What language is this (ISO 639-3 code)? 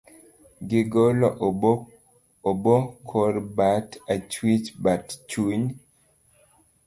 luo